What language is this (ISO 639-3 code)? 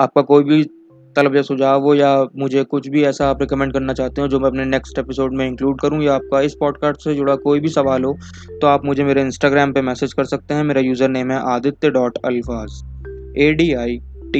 hin